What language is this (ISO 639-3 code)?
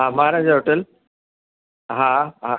snd